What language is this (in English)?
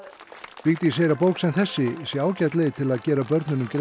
Icelandic